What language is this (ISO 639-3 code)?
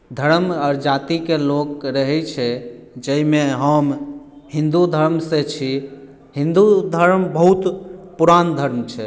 mai